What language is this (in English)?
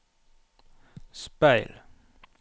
Norwegian